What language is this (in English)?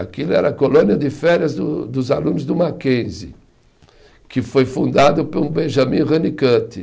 Portuguese